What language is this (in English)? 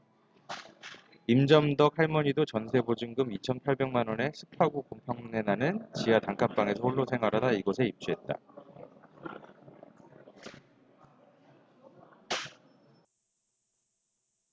Korean